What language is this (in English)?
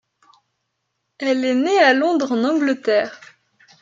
French